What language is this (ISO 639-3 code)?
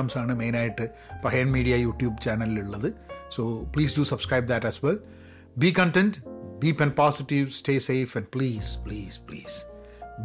mal